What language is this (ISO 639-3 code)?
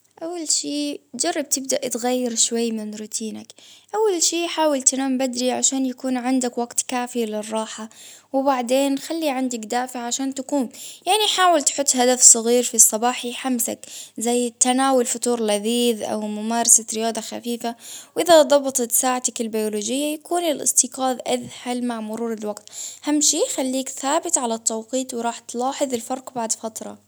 abv